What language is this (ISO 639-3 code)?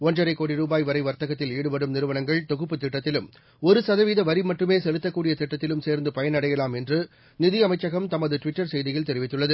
tam